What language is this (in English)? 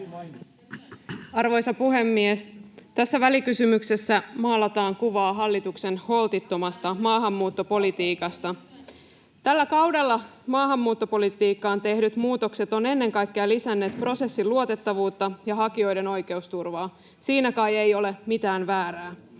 Finnish